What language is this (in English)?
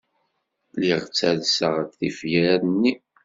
Kabyle